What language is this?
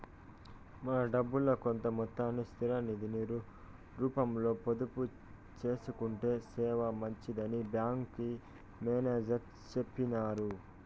Telugu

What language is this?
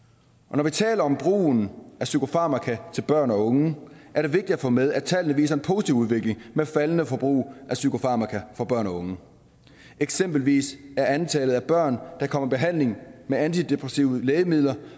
Danish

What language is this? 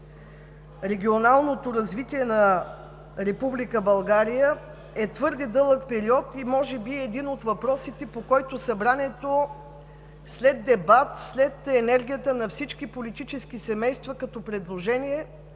Bulgarian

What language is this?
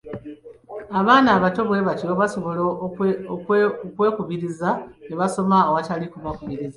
Ganda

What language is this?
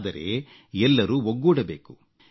Kannada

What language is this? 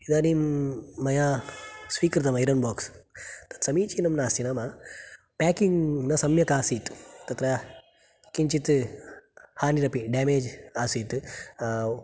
Sanskrit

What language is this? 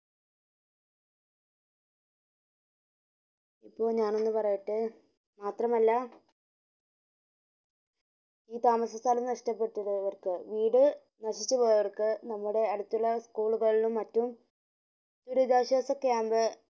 Malayalam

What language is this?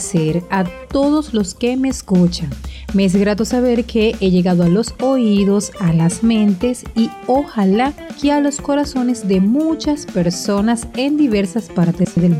Spanish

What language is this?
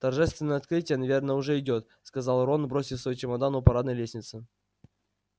Russian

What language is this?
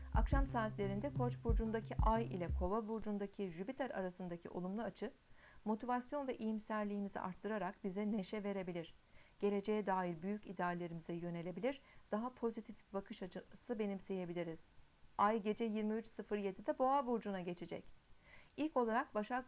Turkish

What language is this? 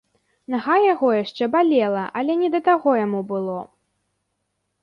Belarusian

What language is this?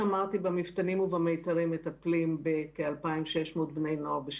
Hebrew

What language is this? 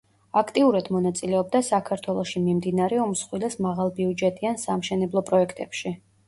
Georgian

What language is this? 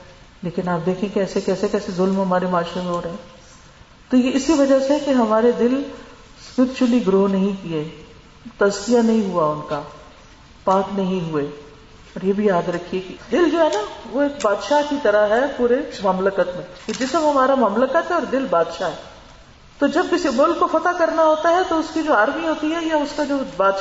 Urdu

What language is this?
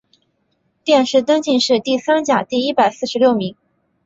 Chinese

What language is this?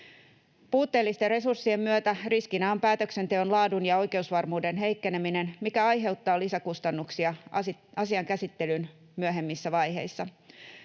Finnish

